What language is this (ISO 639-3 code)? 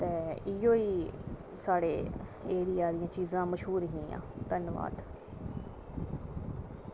doi